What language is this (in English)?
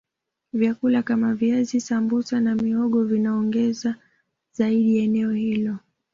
Swahili